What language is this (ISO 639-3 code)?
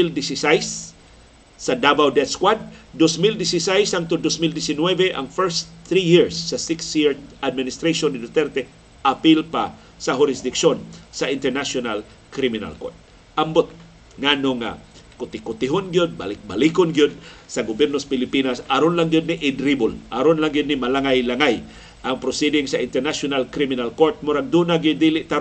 fil